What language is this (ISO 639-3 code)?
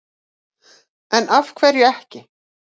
isl